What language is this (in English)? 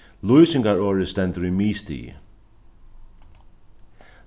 Faroese